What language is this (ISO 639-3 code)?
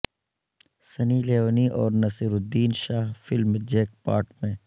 urd